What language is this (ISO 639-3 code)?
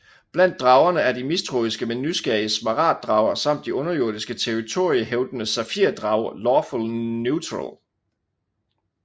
dan